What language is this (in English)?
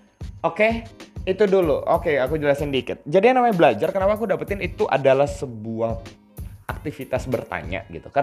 Indonesian